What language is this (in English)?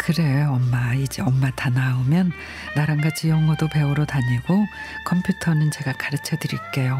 Korean